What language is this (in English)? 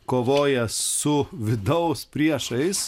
Lithuanian